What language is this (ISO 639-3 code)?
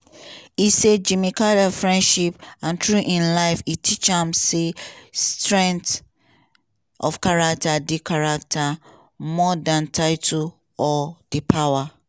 pcm